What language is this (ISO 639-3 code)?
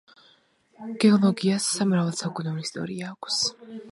kat